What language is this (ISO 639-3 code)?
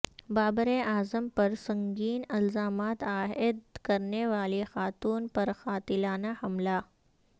urd